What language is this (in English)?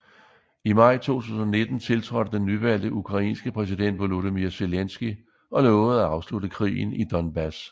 Danish